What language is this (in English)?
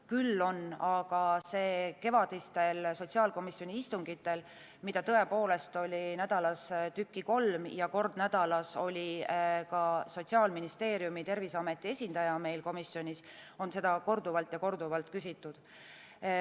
Estonian